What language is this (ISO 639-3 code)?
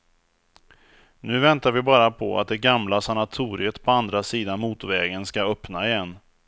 swe